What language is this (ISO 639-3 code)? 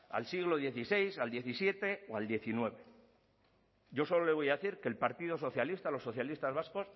spa